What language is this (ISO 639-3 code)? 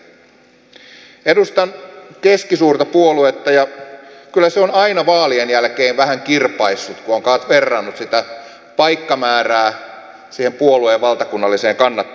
fin